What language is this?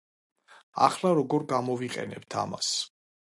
Georgian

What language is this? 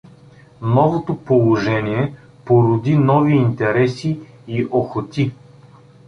Bulgarian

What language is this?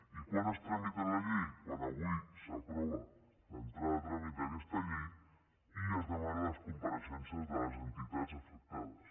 Catalan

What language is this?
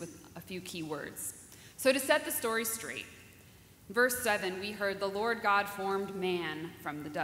English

